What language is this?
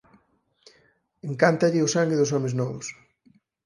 Galician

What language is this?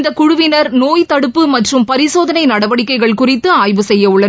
Tamil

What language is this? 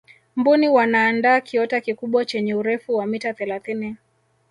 Swahili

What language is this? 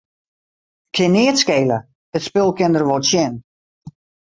Western Frisian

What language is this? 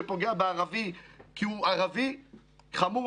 Hebrew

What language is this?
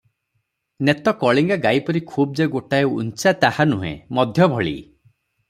Odia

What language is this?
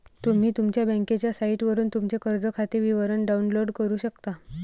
Marathi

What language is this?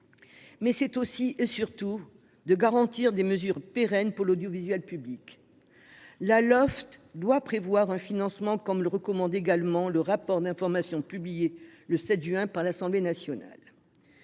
French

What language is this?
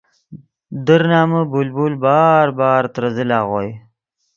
Yidgha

